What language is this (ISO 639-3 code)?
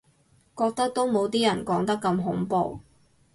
yue